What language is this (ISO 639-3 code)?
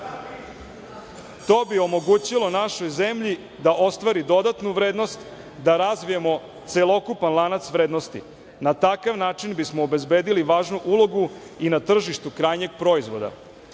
srp